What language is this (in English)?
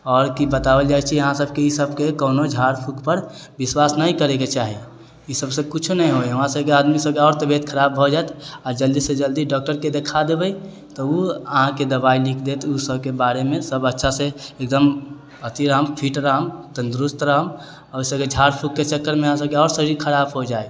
Maithili